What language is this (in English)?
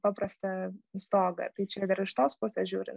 Lithuanian